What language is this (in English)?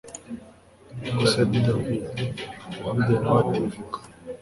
Kinyarwanda